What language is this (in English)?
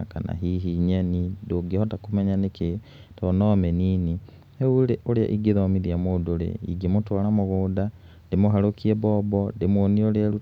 Kikuyu